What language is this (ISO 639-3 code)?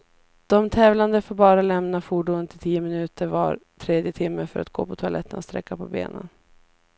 swe